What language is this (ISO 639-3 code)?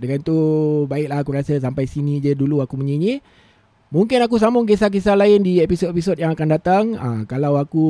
msa